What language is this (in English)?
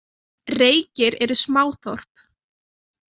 Icelandic